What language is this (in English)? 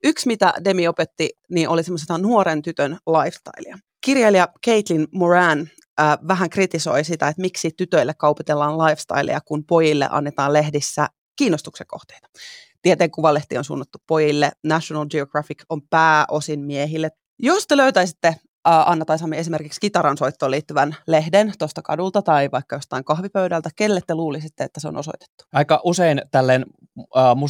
Finnish